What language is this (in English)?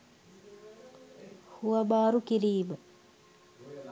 Sinhala